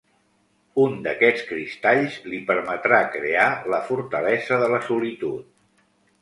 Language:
Catalan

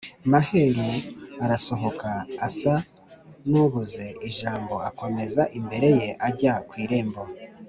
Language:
Kinyarwanda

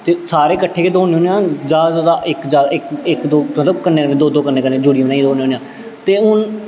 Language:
Dogri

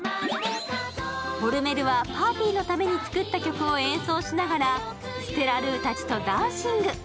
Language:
Japanese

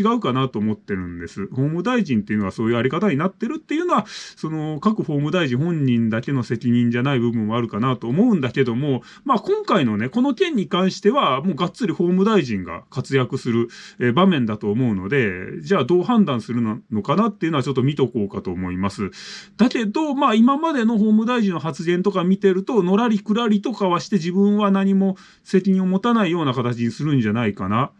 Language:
Japanese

